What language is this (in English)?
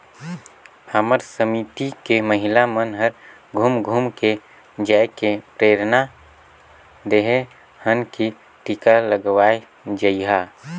Chhattisgarhi